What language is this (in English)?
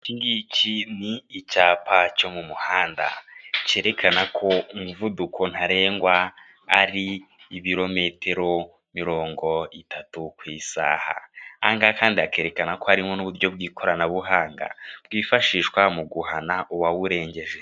Kinyarwanda